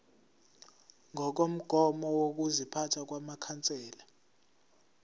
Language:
Zulu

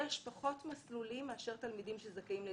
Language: Hebrew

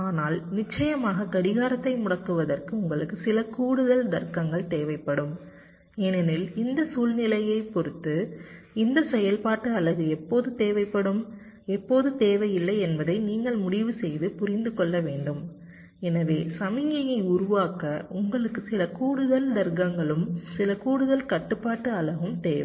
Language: Tamil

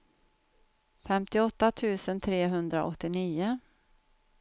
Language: Swedish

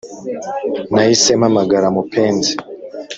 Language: Kinyarwanda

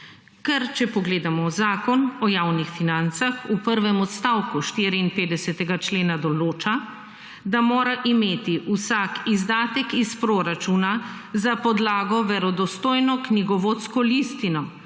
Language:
Slovenian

